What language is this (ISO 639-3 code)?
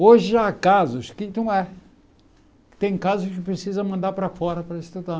por